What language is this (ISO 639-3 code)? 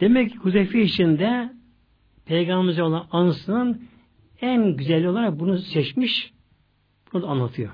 tur